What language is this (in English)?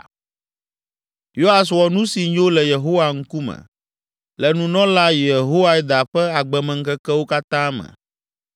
Ewe